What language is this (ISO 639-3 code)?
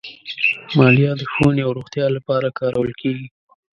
pus